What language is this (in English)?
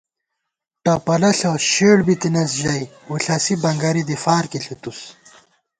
Gawar-Bati